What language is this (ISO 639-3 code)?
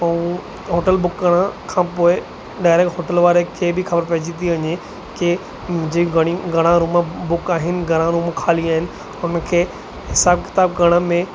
snd